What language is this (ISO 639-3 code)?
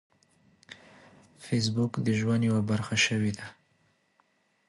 pus